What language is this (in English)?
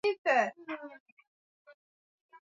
Swahili